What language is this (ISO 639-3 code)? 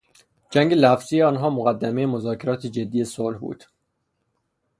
fas